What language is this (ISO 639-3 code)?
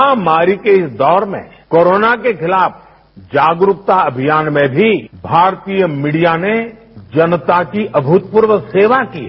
hin